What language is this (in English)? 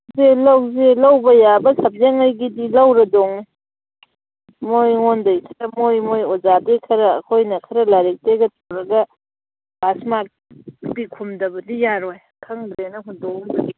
Manipuri